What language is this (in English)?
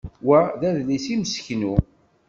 Kabyle